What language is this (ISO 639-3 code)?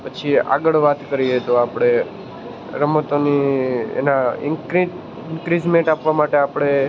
guj